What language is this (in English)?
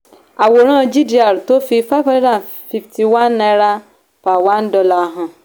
Yoruba